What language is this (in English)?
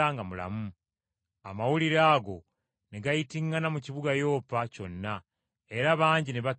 Ganda